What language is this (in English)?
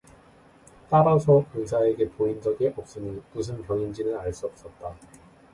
Korean